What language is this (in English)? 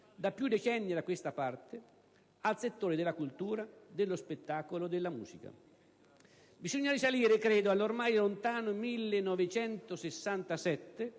Italian